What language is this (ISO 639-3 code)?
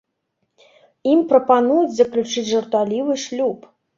bel